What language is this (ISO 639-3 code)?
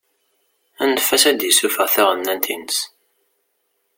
kab